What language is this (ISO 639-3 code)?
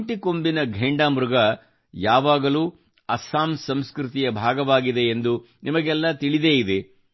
kan